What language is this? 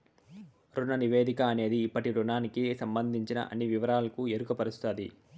Telugu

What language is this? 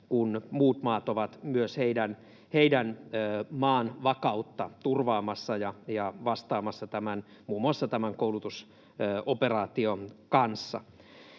Finnish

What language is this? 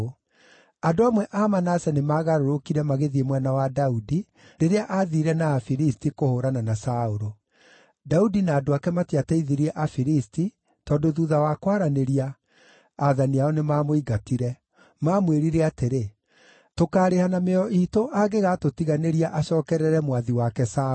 Kikuyu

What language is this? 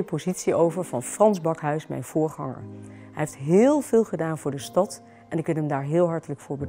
Dutch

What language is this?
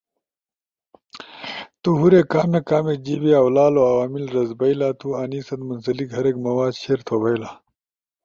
Ushojo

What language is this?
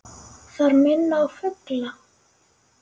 Icelandic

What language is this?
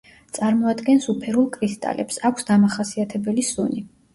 Georgian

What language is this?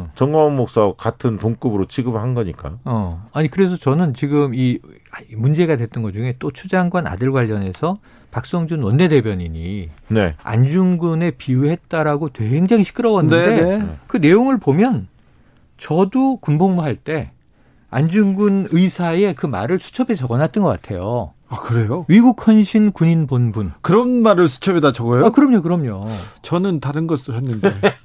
Korean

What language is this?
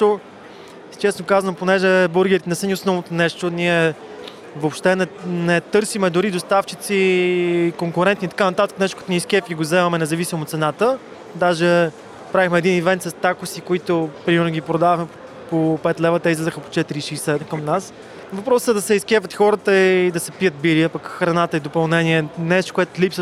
Bulgarian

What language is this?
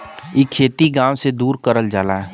Bhojpuri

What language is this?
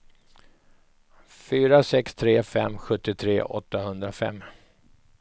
Swedish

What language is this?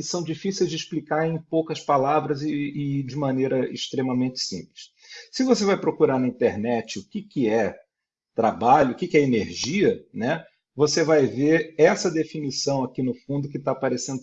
Portuguese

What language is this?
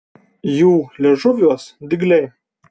Lithuanian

